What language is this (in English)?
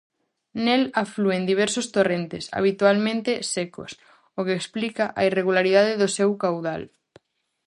Galician